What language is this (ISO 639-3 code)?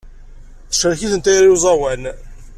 kab